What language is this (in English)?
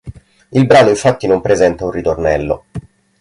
Italian